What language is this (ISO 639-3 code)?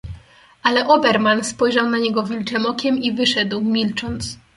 pol